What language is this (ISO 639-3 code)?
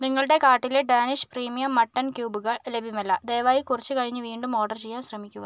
mal